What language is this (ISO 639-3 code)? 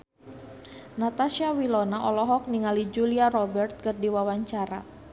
sun